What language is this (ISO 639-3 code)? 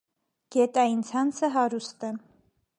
hye